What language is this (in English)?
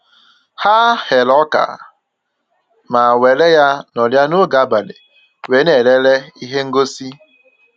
Igbo